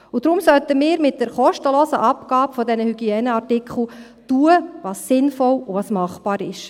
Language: Swiss German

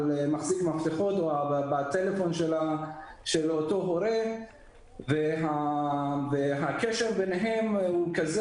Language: Hebrew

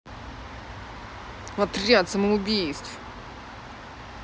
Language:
Russian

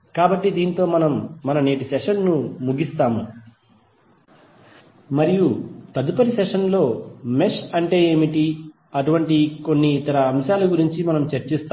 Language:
Telugu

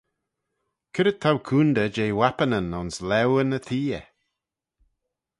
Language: Manx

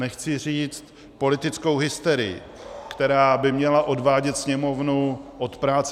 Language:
Czech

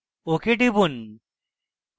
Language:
Bangla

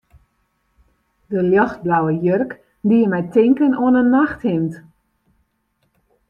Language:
Western Frisian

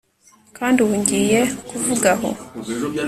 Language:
Kinyarwanda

